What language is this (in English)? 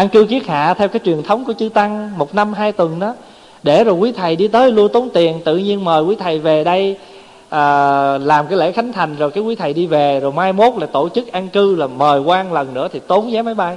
Vietnamese